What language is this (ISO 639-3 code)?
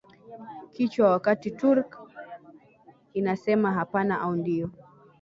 swa